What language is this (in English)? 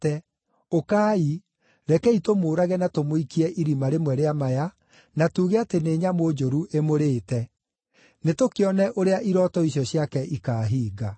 Kikuyu